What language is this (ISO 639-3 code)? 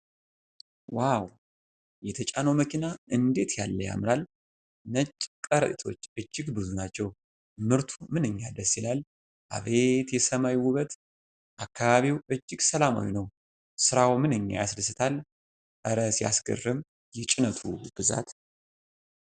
amh